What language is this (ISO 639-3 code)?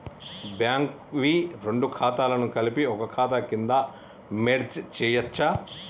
tel